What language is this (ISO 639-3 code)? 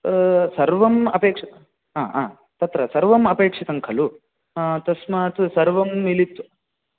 san